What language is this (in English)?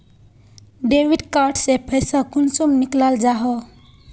Magahi